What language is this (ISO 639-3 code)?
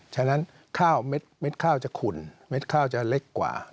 tha